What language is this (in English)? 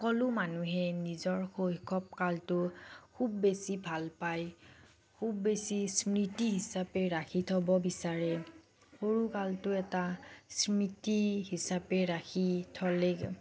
Assamese